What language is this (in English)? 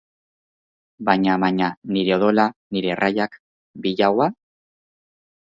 Basque